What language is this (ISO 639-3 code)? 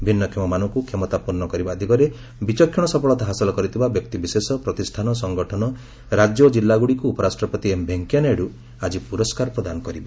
ori